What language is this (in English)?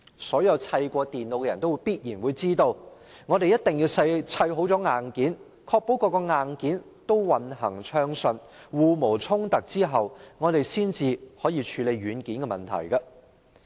Cantonese